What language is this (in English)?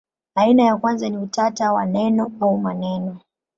Swahili